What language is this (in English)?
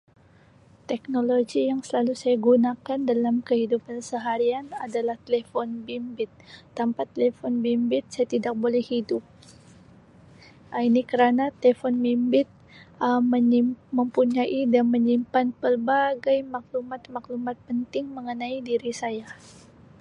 Sabah Malay